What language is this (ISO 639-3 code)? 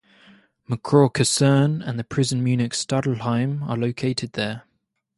eng